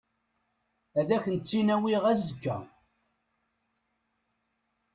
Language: Kabyle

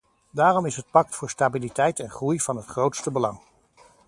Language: Dutch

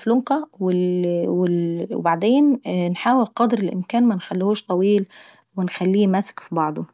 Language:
Saidi Arabic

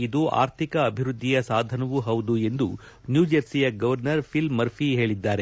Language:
Kannada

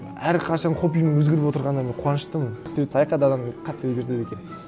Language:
Kazakh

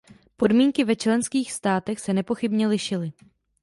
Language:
Czech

